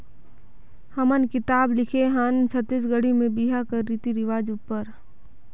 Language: Chhattisgarhi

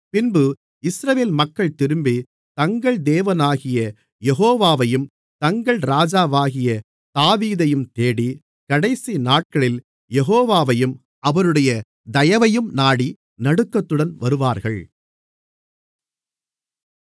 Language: Tamil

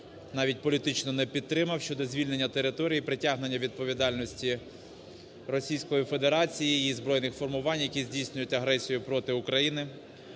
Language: Ukrainian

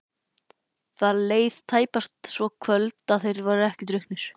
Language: Icelandic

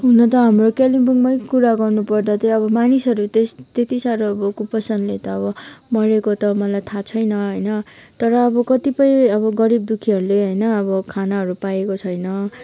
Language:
Nepali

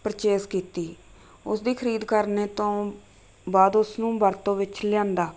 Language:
Punjabi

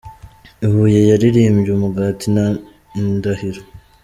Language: Kinyarwanda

